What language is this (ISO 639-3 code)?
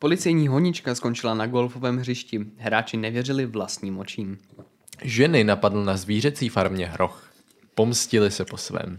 ces